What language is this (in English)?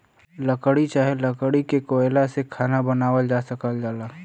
Bhojpuri